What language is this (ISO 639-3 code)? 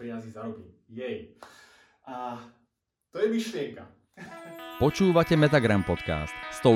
slk